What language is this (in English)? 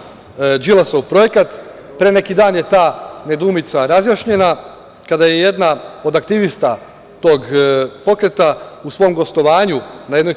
Serbian